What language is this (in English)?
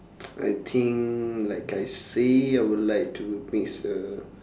English